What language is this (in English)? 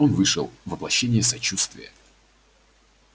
Russian